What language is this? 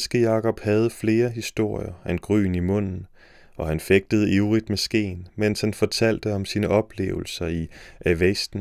Danish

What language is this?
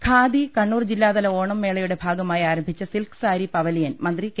Malayalam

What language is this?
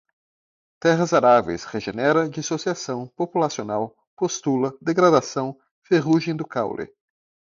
Portuguese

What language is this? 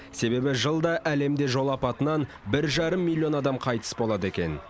Kazakh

